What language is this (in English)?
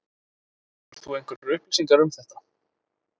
Icelandic